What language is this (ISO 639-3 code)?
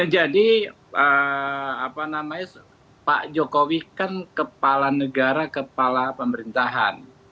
ind